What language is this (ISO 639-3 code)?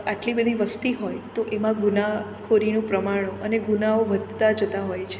guj